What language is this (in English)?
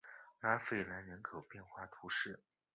Chinese